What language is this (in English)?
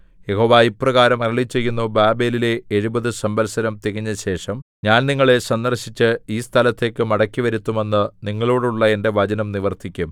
Malayalam